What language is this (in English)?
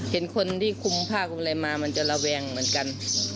Thai